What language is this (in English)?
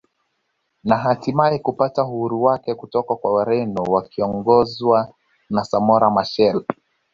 Swahili